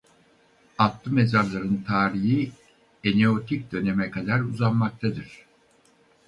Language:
Turkish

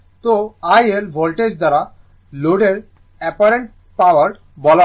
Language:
Bangla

